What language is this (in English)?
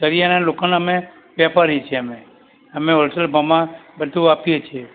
Gujarati